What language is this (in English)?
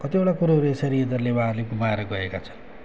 Nepali